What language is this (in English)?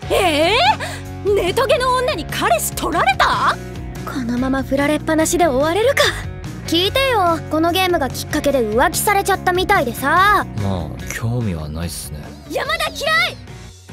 Japanese